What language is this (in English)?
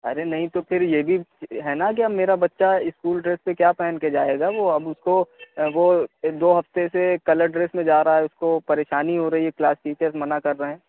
Urdu